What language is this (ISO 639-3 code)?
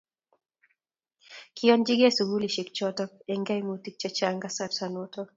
kln